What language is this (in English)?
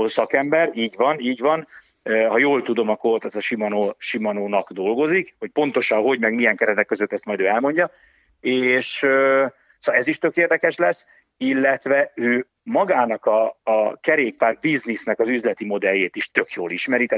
Hungarian